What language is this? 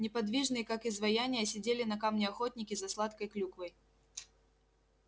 Russian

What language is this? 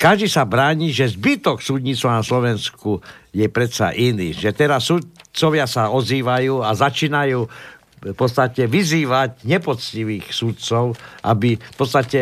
Slovak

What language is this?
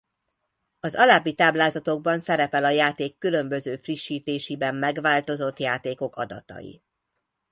Hungarian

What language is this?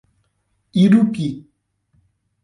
Portuguese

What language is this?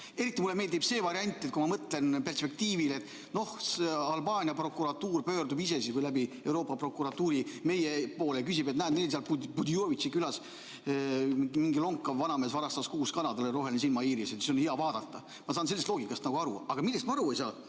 Estonian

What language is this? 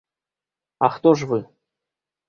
Belarusian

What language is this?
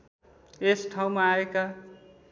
Nepali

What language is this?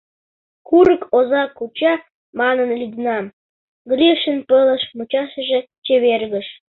Mari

